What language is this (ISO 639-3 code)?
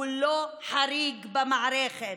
heb